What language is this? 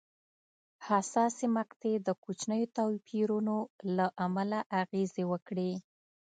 Pashto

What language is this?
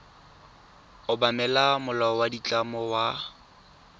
Tswana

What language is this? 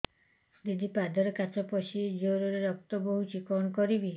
Odia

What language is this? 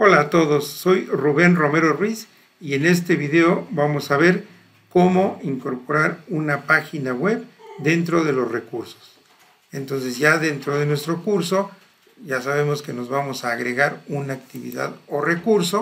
Spanish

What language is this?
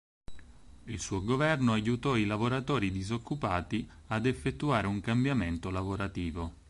Italian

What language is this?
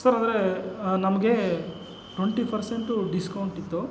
Kannada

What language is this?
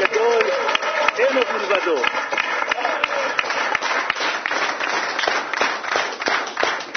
Hebrew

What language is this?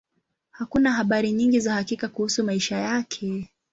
Swahili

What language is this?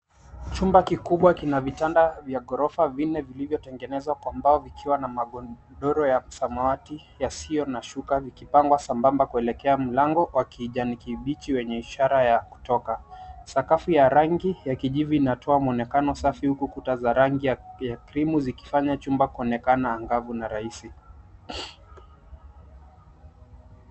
Swahili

